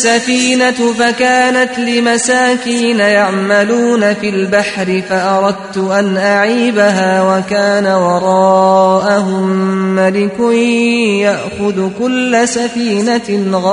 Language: Russian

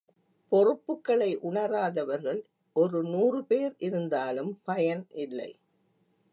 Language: Tamil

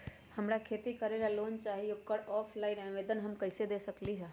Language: Magahi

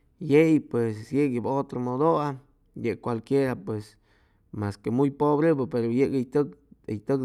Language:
Chimalapa Zoque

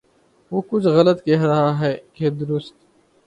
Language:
Urdu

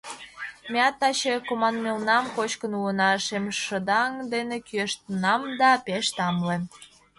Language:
Mari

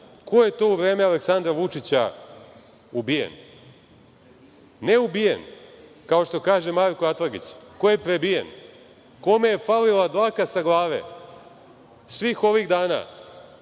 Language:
Serbian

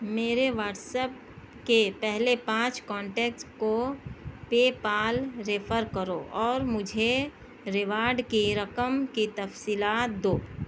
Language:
Urdu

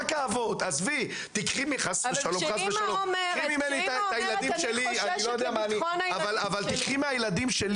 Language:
Hebrew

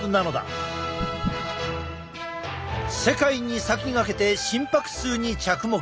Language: Japanese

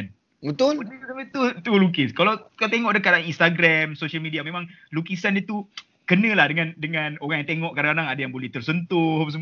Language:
Malay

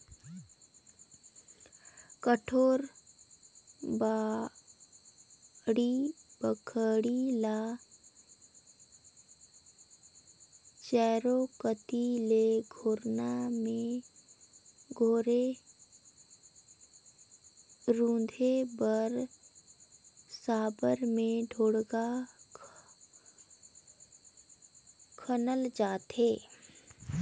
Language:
Chhattisgarhi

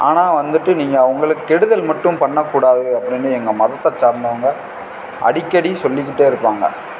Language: Tamil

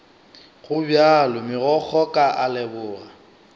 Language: Northern Sotho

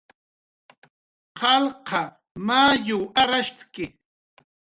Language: Jaqaru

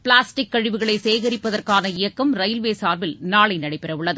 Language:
Tamil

